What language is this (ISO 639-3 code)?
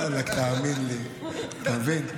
heb